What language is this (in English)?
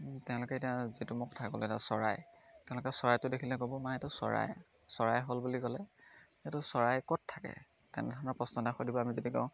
Assamese